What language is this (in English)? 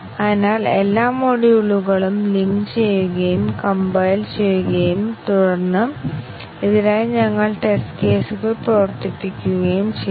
Malayalam